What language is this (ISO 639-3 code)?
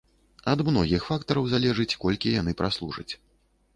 bel